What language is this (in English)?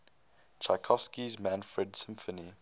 English